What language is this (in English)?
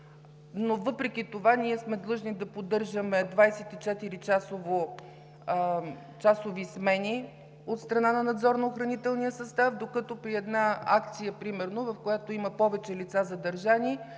Bulgarian